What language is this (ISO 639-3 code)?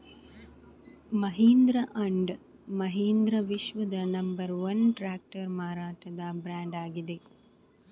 kan